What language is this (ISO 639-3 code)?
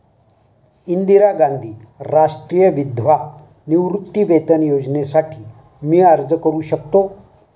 mar